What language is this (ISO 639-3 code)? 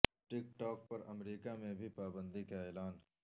urd